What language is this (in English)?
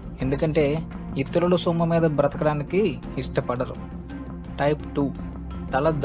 Telugu